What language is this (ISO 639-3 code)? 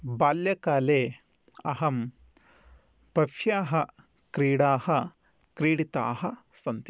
san